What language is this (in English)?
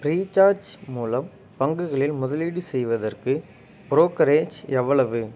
Tamil